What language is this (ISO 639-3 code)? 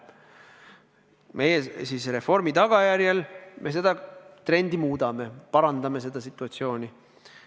est